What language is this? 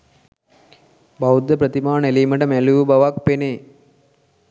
Sinhala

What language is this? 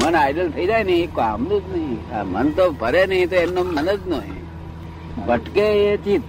Gujarati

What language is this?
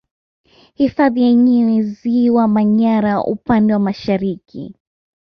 Swahili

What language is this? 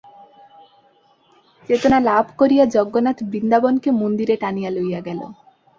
Bangla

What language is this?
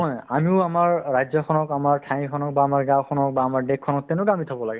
Assamese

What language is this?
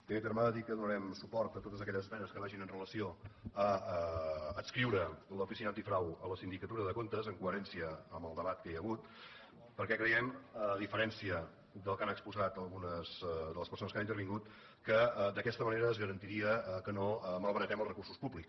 Catalan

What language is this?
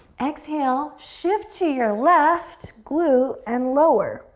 English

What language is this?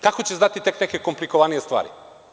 Serbian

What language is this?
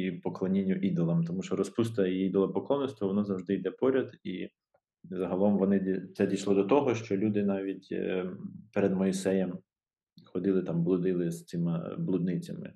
Ukrainian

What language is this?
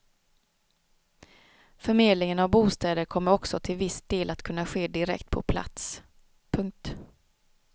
Swedish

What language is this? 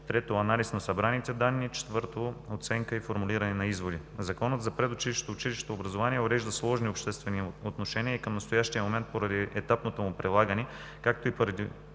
Bulgarian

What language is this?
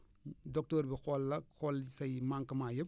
Wolof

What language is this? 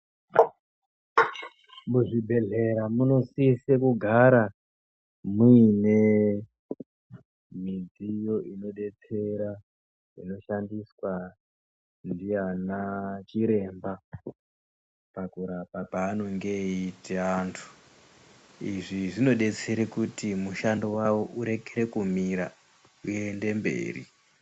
Ndau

